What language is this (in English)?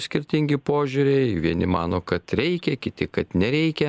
Lithuanian